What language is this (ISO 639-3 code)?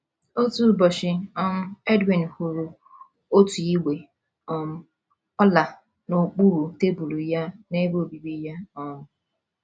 ibo